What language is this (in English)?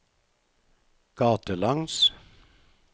Norwegian